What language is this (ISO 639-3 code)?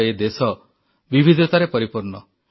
ori